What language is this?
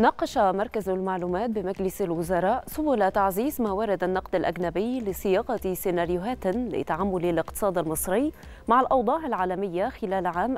Arabic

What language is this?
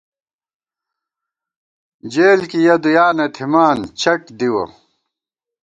Gawar-Bati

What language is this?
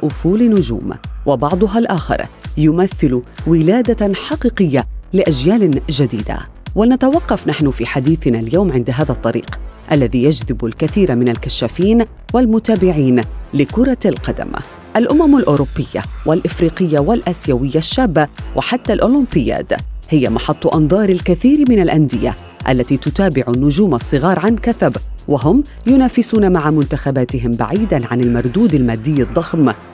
Arabic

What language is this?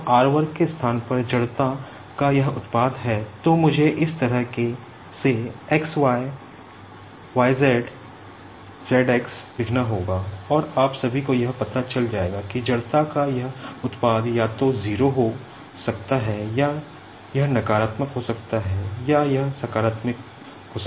Hindi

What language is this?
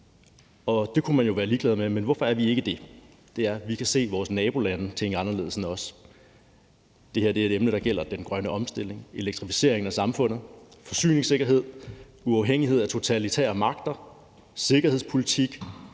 Danish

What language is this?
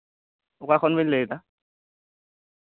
Santali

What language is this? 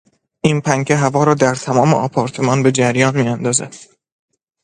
Persian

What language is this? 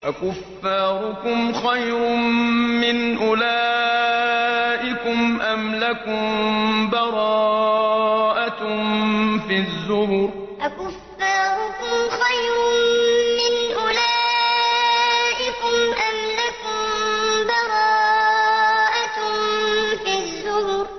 Arabic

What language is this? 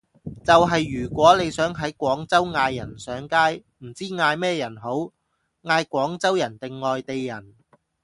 Cantonese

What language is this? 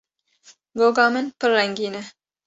Kurdish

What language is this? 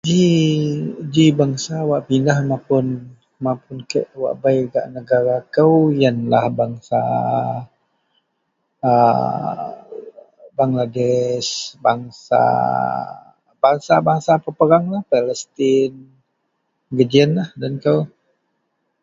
Central Melanau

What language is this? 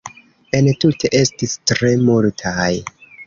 Esperanto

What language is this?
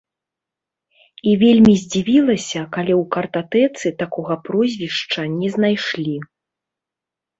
Belarusian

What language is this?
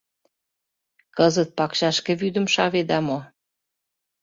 Mari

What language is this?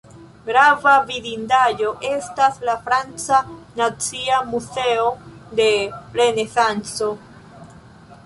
Esperanto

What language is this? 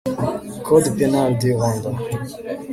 Kinyarwanda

